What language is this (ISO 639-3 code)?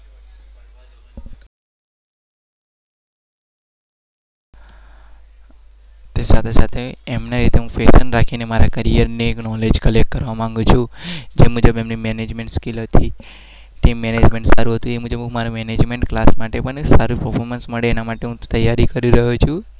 guj